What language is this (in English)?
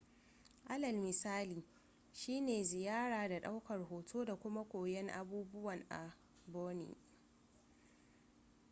Hausa